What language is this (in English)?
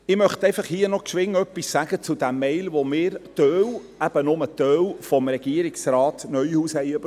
Swiss German